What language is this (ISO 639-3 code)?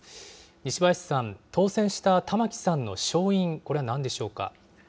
jpn